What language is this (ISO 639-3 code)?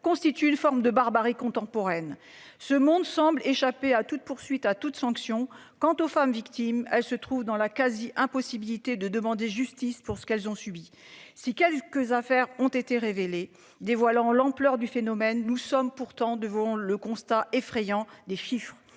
fra